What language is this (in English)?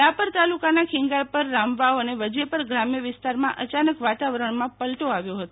Gujarati